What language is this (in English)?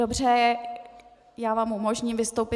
Czech